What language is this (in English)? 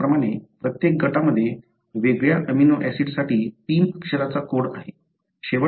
Marathi